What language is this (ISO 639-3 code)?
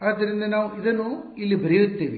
kan